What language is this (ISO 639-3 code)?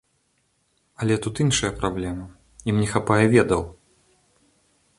bel